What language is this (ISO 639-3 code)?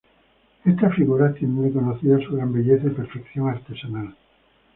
spa